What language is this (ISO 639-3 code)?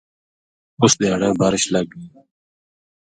gju